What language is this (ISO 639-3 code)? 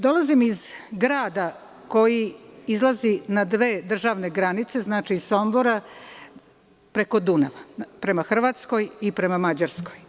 srp